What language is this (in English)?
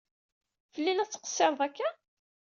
Kabyle